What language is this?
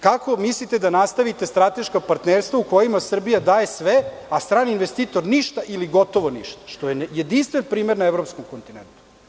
Serbian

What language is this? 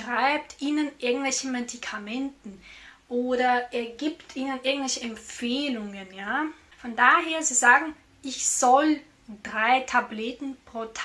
German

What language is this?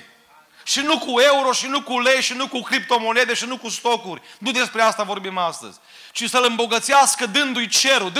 Romanian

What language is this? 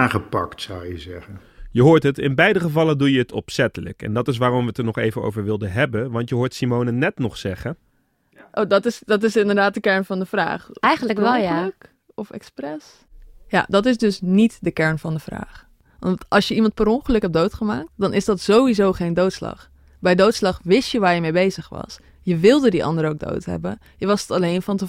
Dutch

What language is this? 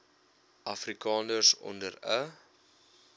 Afrikaans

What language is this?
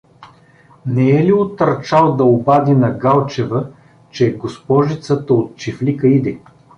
Bulgarian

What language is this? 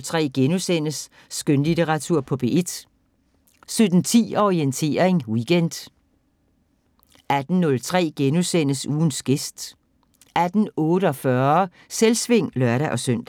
Danish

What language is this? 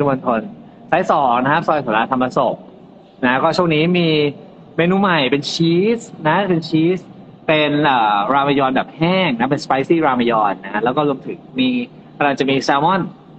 Thai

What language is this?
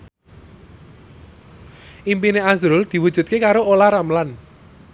Javanese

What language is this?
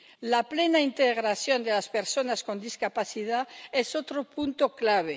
Spanish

